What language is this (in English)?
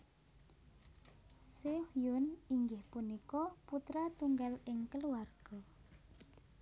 Javanese